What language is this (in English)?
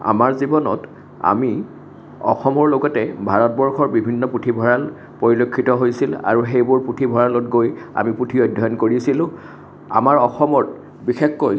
Assamese